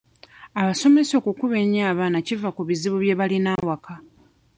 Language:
Ganda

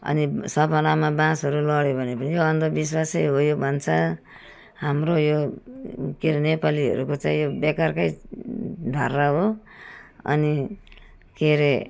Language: Nepali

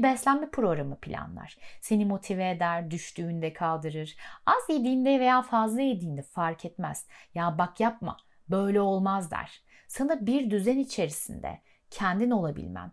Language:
Turkish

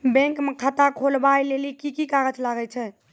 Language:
Maithili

